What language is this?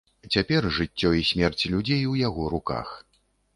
Belarusian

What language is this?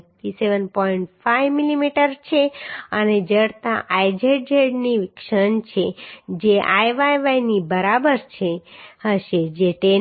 Gujarati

